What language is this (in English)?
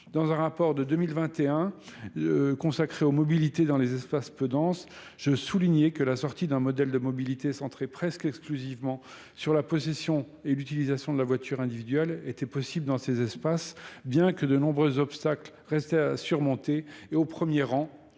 French